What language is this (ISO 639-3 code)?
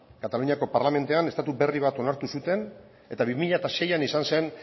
eus